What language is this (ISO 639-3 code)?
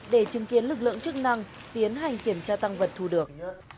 vie